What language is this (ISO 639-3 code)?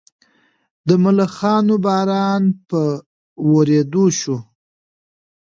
pus